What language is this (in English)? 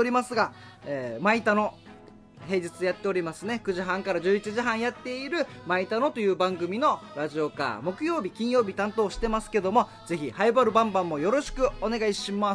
Japanese